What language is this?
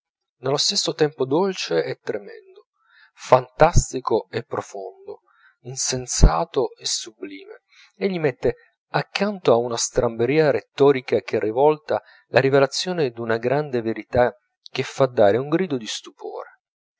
Italian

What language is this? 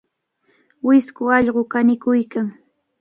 Cajatambo North Lima Quechua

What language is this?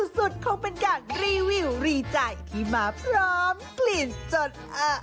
Thai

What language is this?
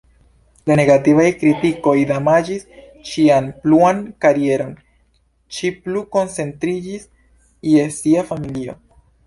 Esperanto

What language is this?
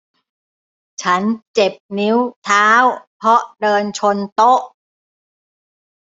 Thai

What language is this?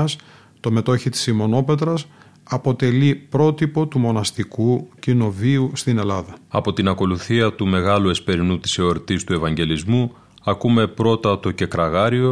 Greek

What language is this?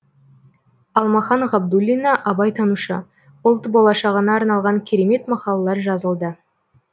Kazakh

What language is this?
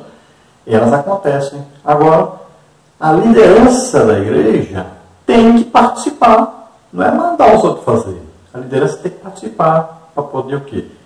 Portuguese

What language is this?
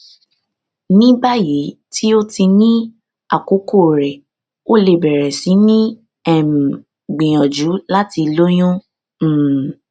Yoruba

